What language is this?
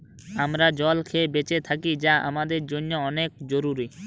Bangla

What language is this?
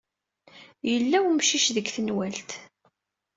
Kabyle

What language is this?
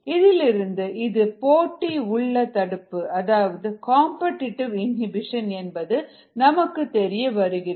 Tamil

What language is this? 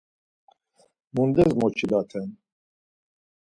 Laz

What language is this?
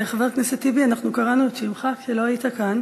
Hebrew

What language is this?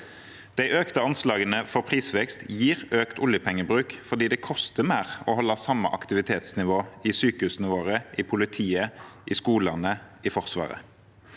Norwegian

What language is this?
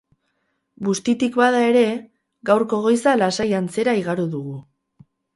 Basque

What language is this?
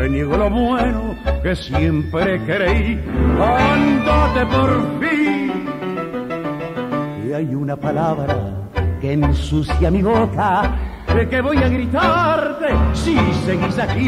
Italian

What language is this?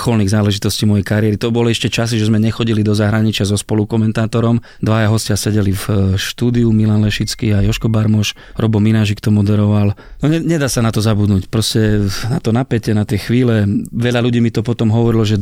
Slovak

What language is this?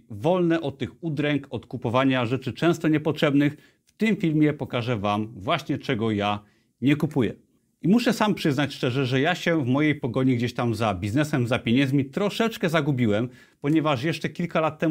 Polish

